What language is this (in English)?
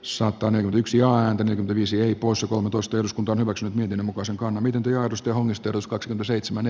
Finnish